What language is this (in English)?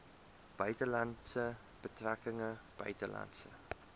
Afrikaans